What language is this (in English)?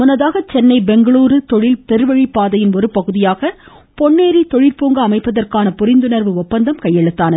Tamil